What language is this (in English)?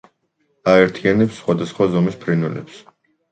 Georgian